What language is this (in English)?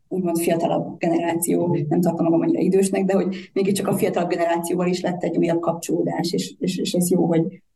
Hungarian